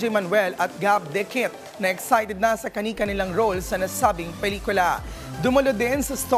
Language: Filipino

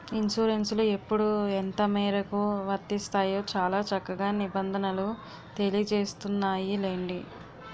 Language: Telugu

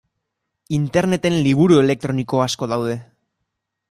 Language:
Basque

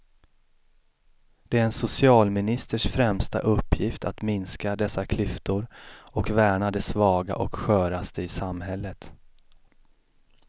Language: Swedish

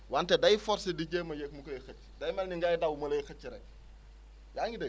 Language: Wolof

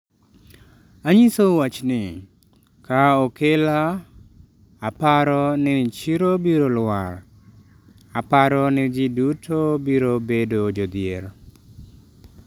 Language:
Luo (Kenya and Tanzania)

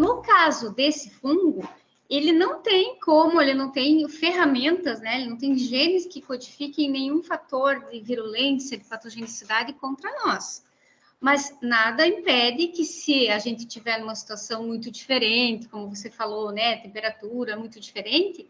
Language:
Portuguese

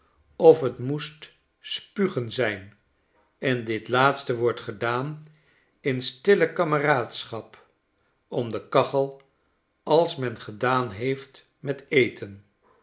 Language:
Dutch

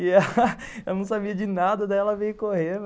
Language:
Portuguese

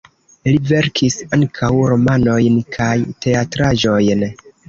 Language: Esperanto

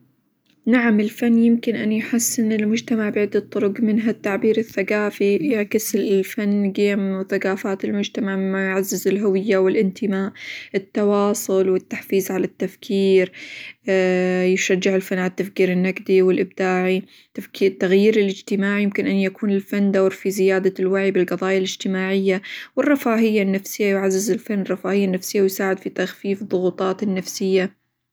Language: Hijazi Arabic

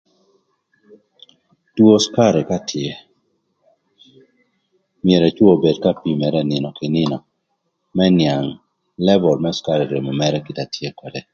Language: Thur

